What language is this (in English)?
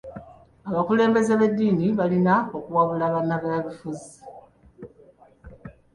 Ganda